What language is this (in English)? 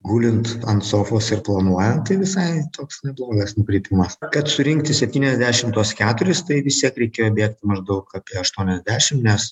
Lithuanian